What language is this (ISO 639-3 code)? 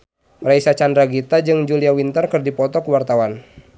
sun